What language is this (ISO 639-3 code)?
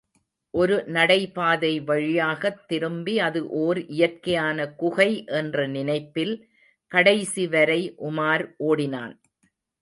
tam